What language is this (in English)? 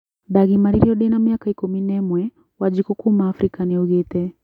Kikuyu